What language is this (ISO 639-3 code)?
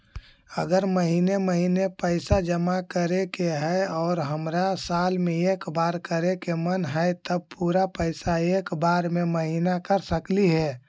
mag